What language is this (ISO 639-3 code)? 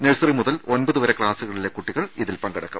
mal